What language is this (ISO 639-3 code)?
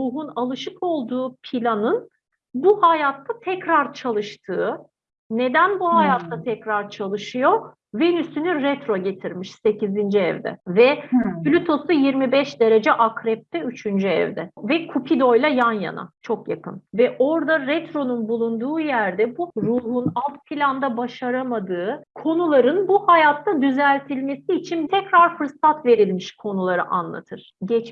tur